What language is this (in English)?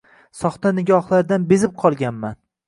Uzbek